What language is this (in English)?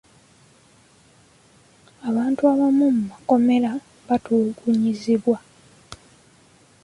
Ganda